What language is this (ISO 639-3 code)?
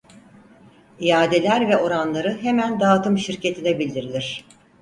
tur